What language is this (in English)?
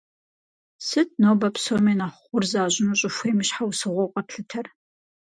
Kabardian